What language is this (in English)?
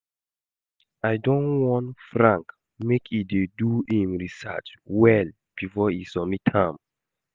Nigerian Pidgin